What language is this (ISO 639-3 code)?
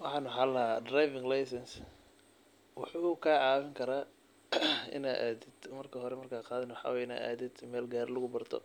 som